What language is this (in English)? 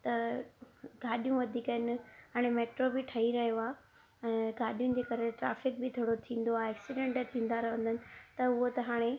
Sindhi